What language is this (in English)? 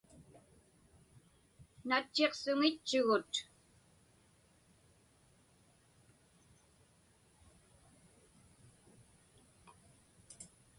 Inupiaq